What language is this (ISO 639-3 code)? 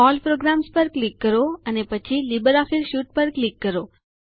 guj